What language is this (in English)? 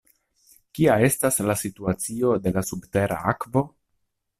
Esperanto